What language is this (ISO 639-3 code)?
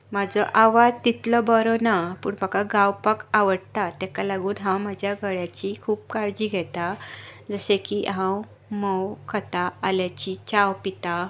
kok